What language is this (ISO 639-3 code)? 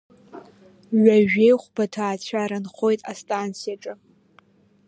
abk